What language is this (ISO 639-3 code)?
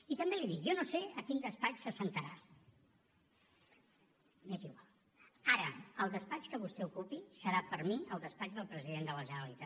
cat